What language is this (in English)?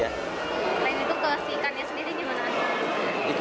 Indonesian